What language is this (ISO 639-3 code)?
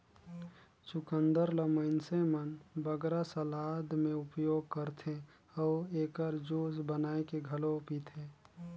hne